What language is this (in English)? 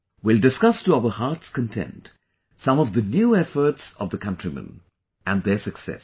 English